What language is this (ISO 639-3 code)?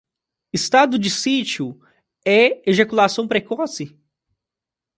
por